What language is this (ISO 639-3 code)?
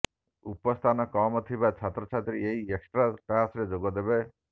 ori